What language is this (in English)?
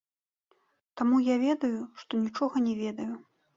Belarusian